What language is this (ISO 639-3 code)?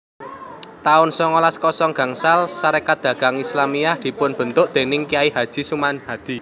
jav